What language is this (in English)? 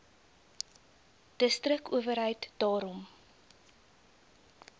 Afrikaans